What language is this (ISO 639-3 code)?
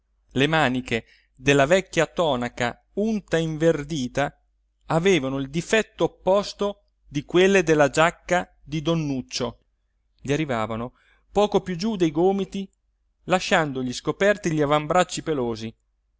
ita